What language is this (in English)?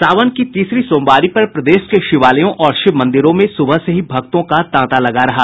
Hindi